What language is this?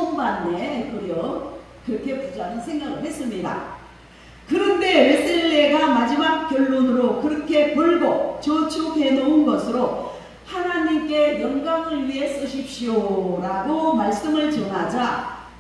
Korean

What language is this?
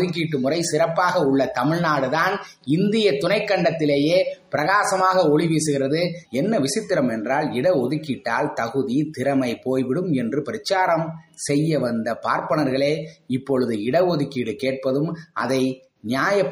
Tamil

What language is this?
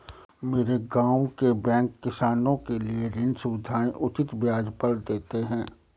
Hindi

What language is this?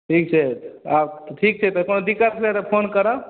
Maithili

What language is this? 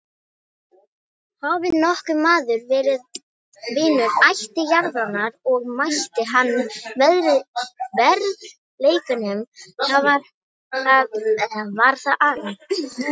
Icelandic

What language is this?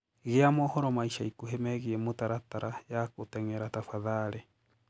Kikuyu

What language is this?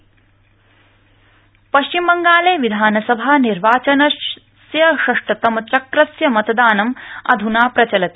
Sanskrit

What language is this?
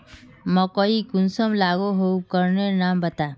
Magahi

